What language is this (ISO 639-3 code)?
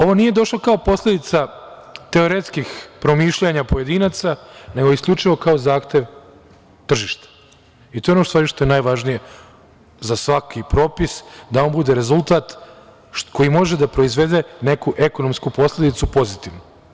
srp